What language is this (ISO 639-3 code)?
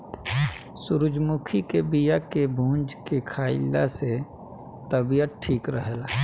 bho